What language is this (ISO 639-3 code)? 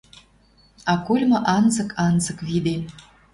mrj